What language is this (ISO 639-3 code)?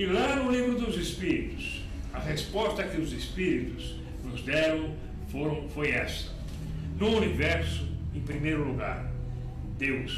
por